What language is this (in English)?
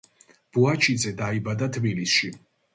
Georgian